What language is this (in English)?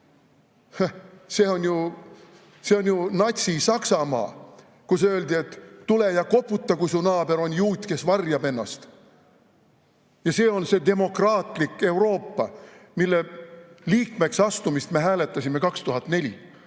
Estonian